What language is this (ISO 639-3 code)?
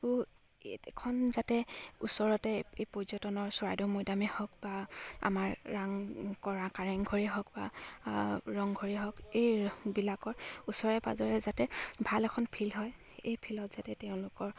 asm